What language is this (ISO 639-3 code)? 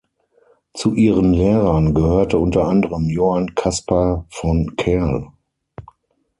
deu